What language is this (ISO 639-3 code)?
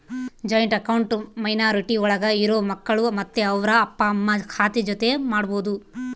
kan